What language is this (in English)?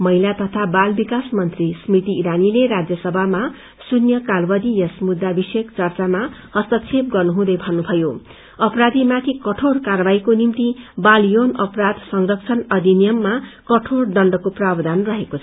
Nepali